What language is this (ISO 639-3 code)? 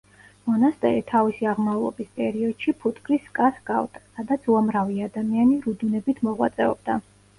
kat